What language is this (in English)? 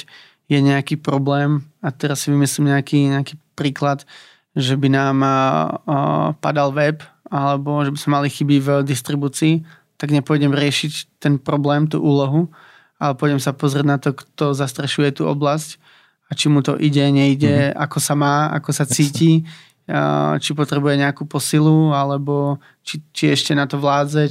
Slovak